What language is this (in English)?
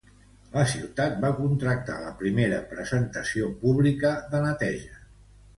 Catalan